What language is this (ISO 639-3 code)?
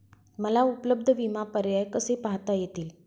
mar